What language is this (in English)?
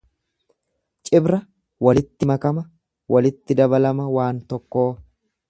Oromo